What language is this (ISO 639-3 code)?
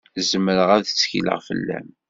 kab